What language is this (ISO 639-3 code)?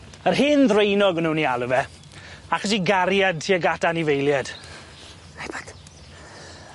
cym